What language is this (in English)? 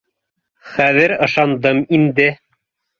Bashkir